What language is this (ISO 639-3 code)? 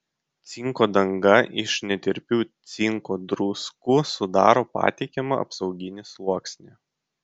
lit